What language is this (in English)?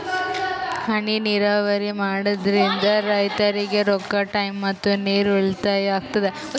Kannada